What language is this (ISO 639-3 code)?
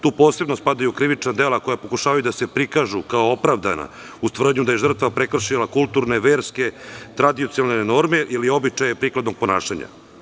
srp